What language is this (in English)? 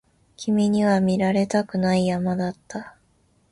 Japanese